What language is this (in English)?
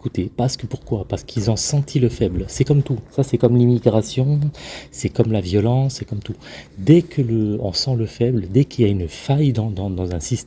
French